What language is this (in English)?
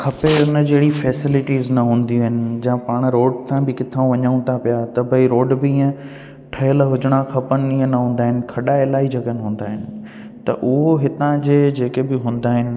Sindhi